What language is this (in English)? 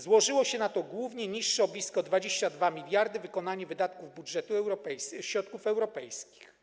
Polish